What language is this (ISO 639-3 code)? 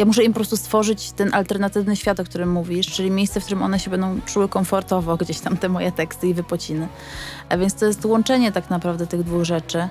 pol